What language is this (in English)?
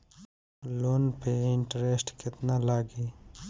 Bhojpuri